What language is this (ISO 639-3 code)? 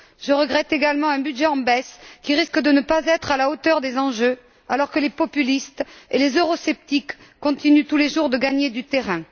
fra